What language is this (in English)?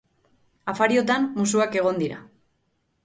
Basque